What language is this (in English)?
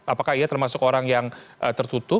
Indonesian